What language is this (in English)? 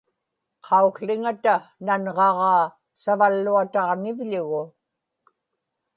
Inupiaq